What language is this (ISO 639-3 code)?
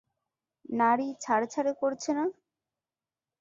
ben